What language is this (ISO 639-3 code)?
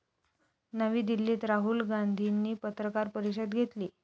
mar